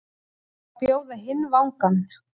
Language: Icelandic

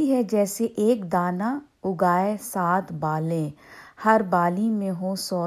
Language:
Urdu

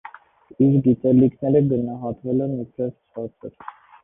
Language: Armenian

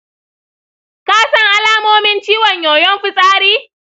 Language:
Hausa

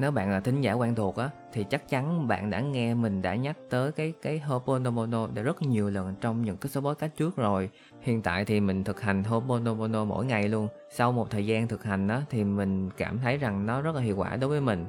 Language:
Vietnamese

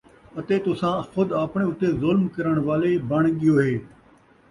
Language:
Saraiki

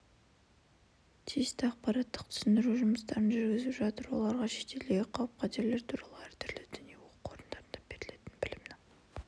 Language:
Kazakh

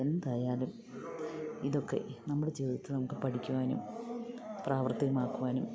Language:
Malayalam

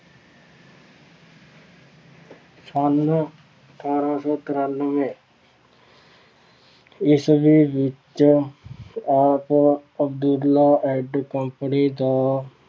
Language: Punjabi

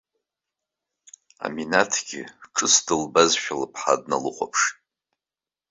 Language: Abkhazian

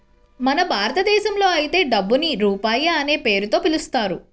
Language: Telugu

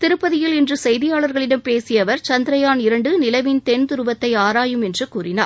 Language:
Tamil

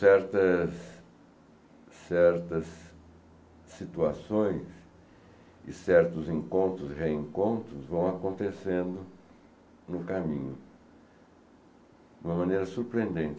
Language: Portuguese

